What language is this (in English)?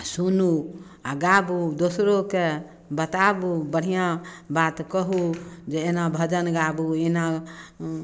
Maithili